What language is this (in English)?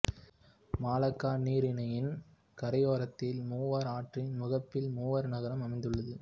Tamil